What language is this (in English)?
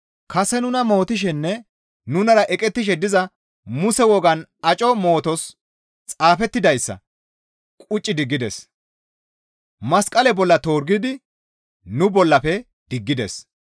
Gamo